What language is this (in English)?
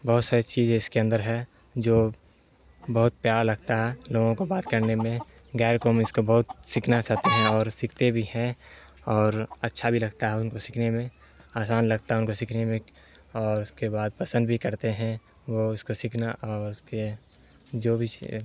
Urdu